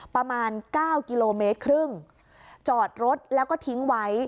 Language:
Thai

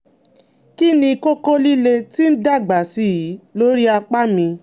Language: Yoruba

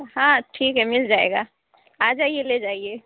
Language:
Urdu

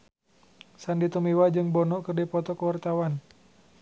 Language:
Sundanese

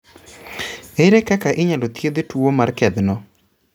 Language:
Luo (Kenya and Tanzania)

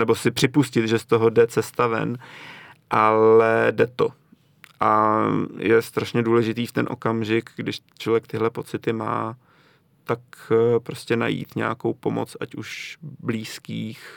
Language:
Czech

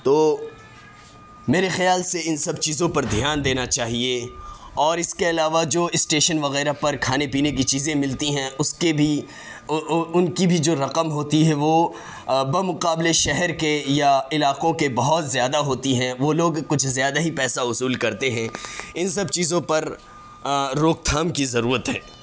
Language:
Urdu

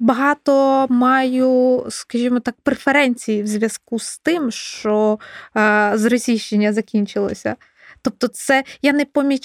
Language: Ukrainian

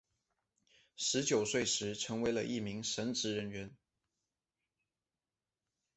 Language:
Chinese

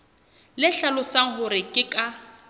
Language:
Southern Sotho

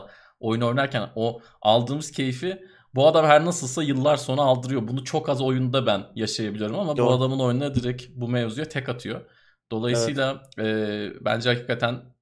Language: Turkish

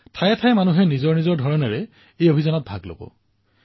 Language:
Assamese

